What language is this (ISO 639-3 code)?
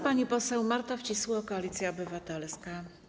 pol